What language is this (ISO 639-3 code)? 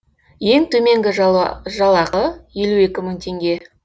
kaz